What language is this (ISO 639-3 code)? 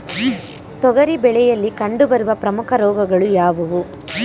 kan